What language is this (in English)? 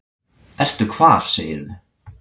Icelandic